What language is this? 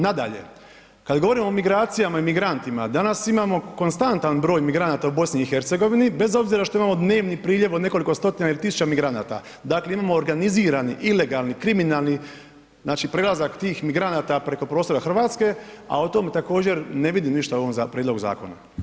Croatian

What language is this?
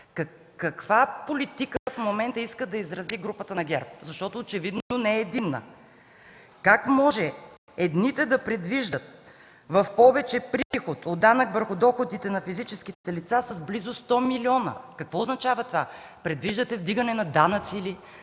Bulgarian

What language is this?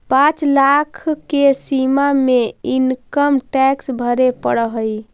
Magahi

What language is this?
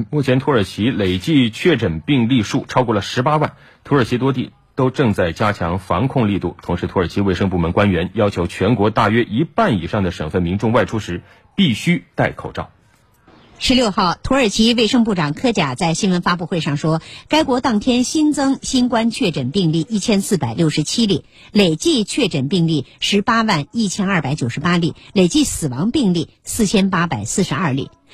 Chinese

